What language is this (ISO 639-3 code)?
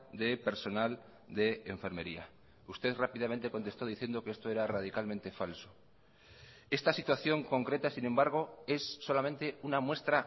spa